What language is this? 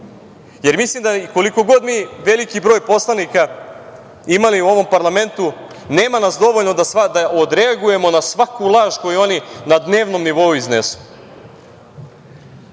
Serbian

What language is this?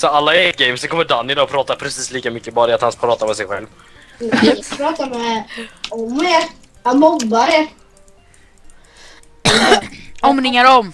Swedish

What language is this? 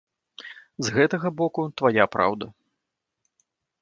Belarusian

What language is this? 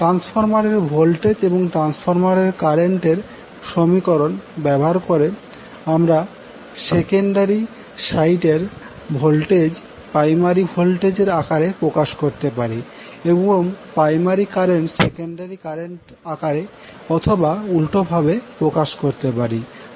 Bangla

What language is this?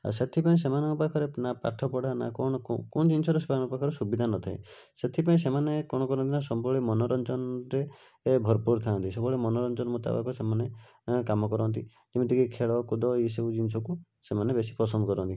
Odia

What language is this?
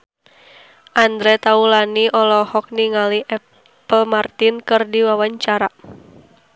Sundanese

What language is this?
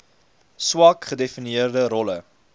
Afrikaans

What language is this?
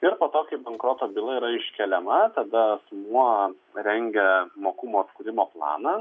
Lithuanian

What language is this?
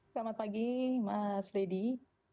Indonesian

